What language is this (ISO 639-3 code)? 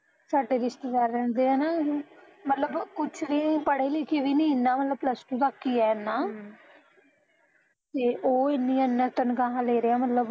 pan